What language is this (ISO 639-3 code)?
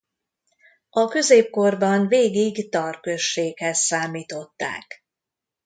hun